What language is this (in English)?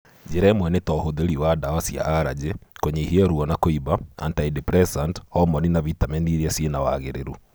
Kikuyu